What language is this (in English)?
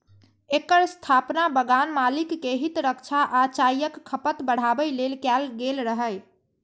Maithili